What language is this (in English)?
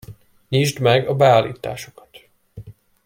Hungarian